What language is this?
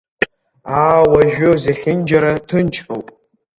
Abkhazian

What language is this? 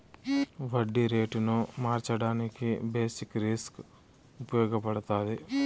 Telugu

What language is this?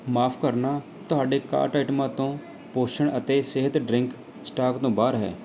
Punjabi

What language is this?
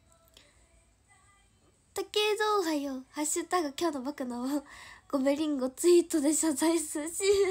Japanese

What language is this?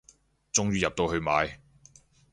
Cantonese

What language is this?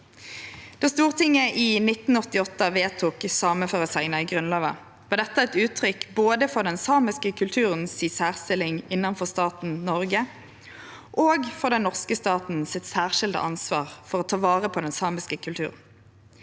Norwegian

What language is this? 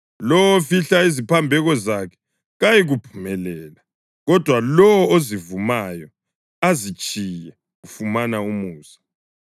North Ndebele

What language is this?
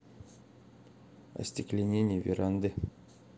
Russian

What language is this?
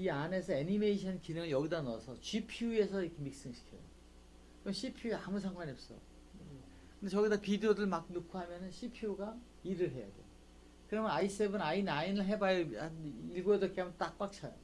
Korean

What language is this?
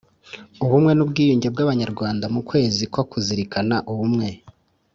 Kinyarwanda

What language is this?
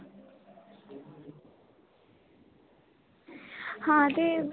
Dogri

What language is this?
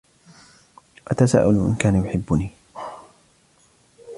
Arabic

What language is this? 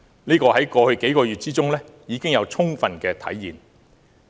Cantonese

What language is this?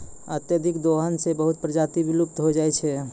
Maithili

